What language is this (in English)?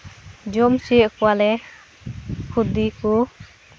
Santali